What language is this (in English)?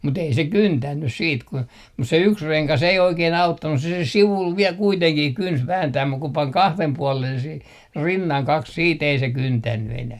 Finnish